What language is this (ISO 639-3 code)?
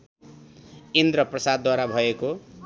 nep